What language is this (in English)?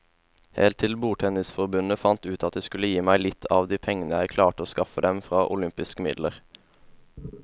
Norwegian